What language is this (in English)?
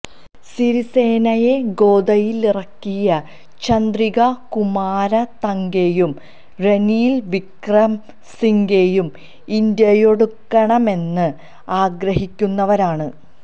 Malayalam